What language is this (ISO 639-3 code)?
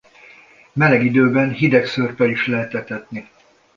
hun